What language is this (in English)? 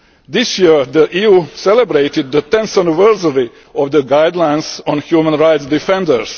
English